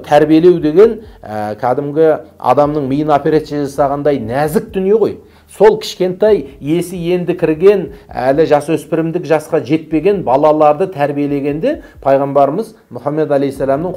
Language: Turkish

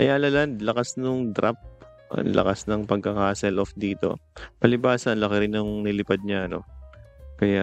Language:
Filipino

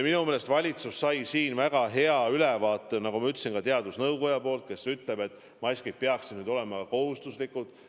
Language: Estonian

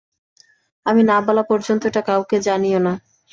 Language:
Bangla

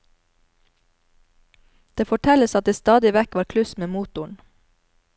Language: Norwegian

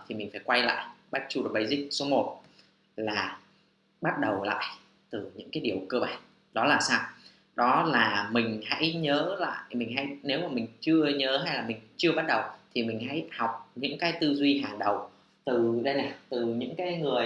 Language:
Vietnamese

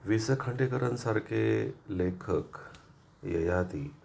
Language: Marathi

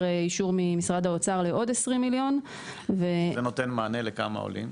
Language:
Hebrew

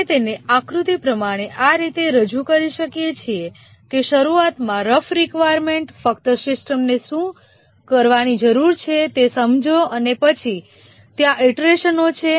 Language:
Gujarati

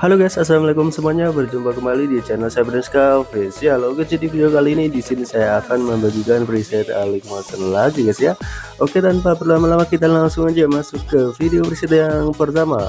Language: Indonesian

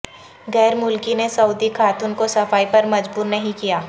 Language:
Urdu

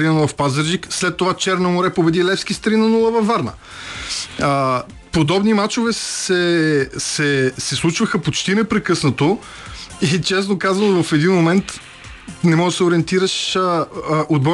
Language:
Bulgarian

